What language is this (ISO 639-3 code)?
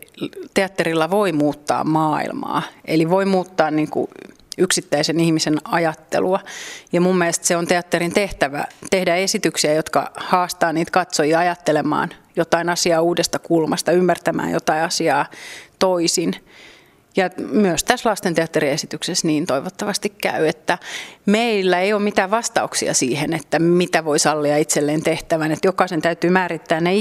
fin